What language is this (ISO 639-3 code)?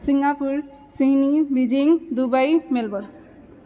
mai